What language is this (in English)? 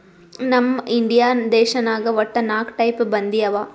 Kannada